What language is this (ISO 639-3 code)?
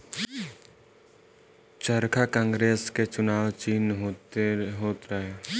bho